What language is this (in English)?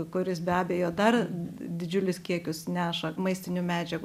Lithuanian